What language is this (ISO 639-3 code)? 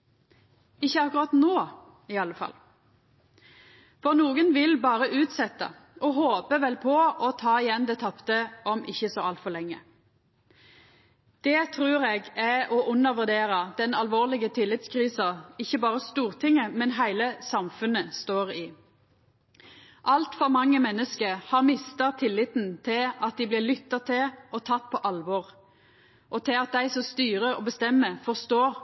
nno